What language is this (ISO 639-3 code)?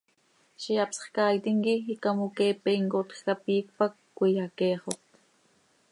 sei